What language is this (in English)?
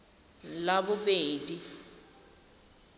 Tswana